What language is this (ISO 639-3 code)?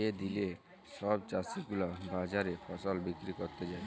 ben